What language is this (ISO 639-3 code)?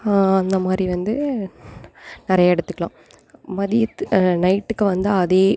tam